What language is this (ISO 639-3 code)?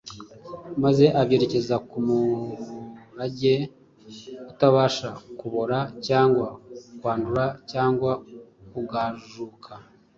kin